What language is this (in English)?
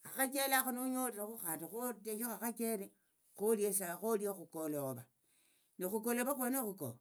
Tsotso